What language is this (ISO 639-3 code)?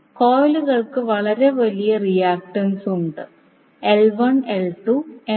mal